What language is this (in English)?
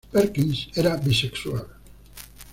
Spanish